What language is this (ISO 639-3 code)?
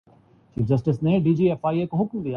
urd